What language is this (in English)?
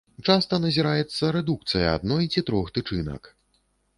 Belarusian